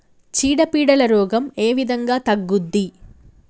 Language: Telugu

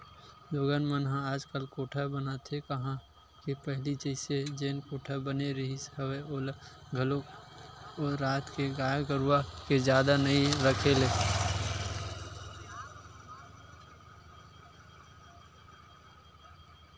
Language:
Chhattisgarhi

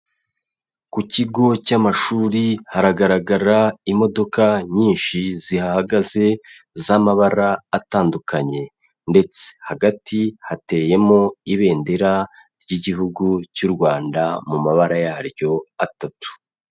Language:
Kinyarwanda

